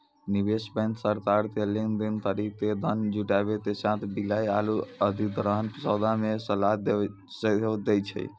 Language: Maithili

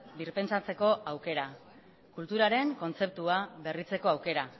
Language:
Basque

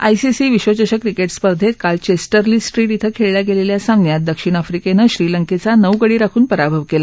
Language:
Marathi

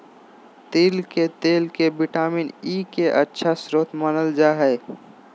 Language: Magahi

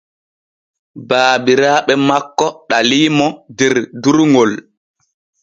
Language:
Borgu Fulfulde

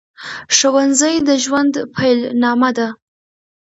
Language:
Pashto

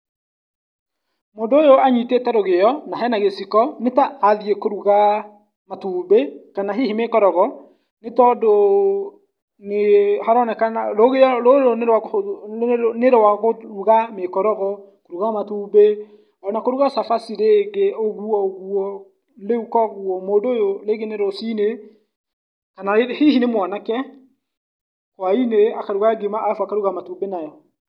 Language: Kikuyu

